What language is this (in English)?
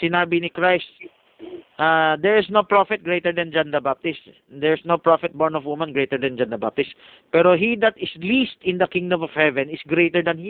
Filipino